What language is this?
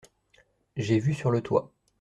French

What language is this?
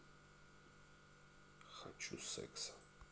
Russian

